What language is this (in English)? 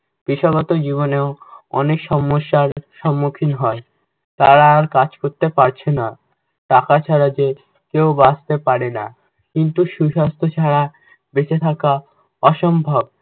Bangla